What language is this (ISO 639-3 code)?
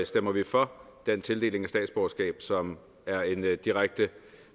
dan